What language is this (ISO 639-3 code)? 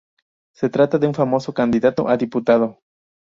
spa